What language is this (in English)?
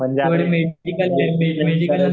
Marathi